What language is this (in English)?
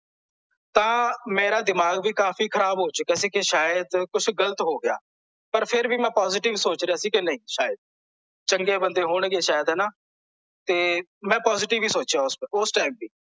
Punjabi